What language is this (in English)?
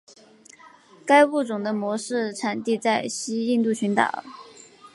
Chinese